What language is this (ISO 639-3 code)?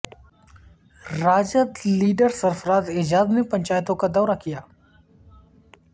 urd